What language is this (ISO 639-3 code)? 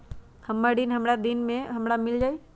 mag